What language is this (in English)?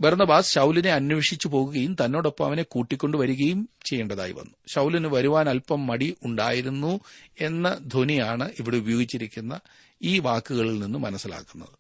Malayalam